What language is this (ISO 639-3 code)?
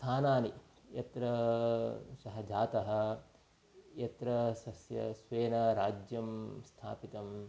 san